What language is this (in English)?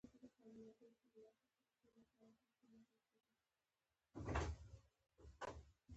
Pashto